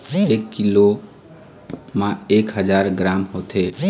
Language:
Chhattisgarhi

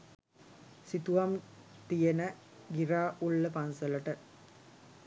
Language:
Sinhala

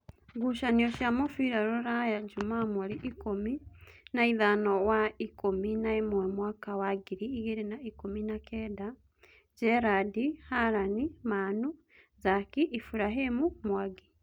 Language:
Kikuyu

